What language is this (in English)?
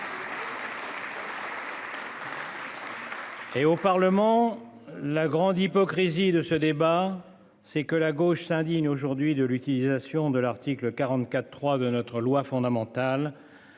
French